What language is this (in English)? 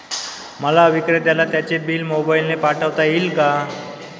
Marathi